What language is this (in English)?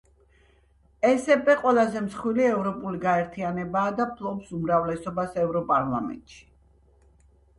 Georgian